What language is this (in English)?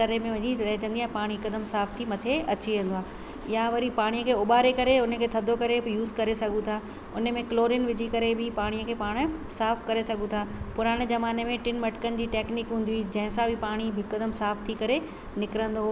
Sindhi